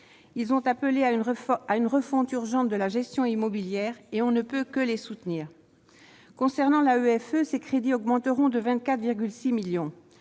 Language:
French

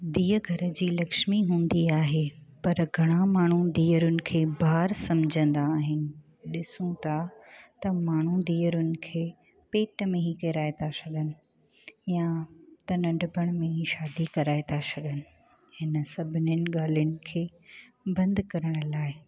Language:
Sindhi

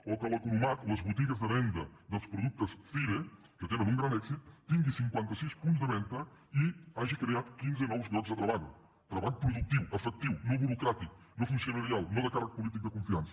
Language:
Catalan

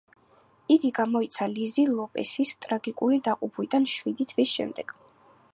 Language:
Georgian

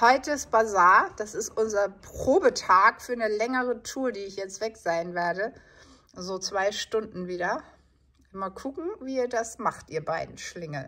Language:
German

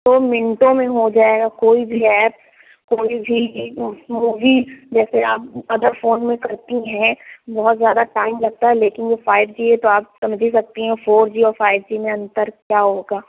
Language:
Urdu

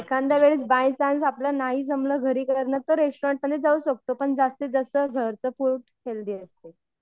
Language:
Marathi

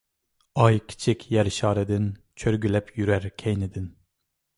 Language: Uyghur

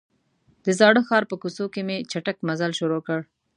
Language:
Pashto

